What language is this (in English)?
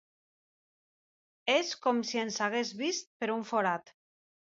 Catalan